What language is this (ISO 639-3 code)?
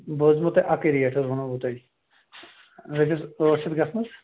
kas